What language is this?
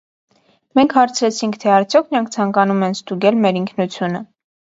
Armenian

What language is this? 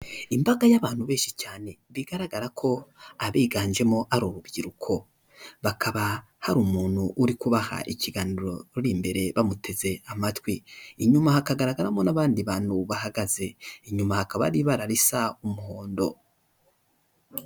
Kinyarwanda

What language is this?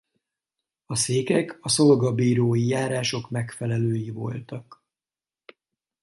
Hungarian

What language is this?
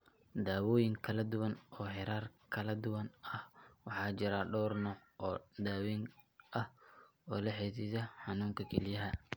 Somali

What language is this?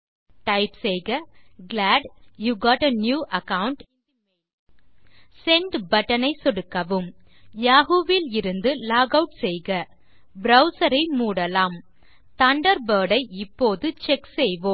Tamil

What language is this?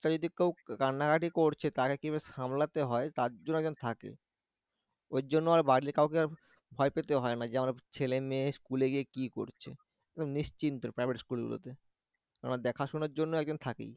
Bangla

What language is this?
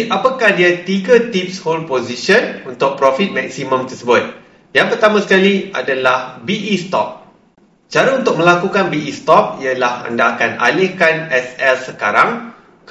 Malay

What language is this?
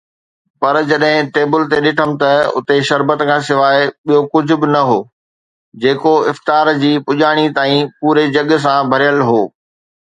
Sindhi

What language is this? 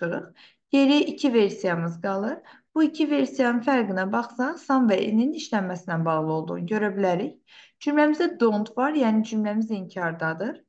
Turkish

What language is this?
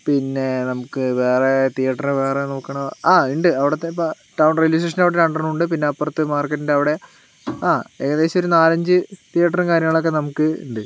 Malayalam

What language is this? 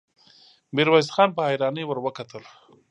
Pashto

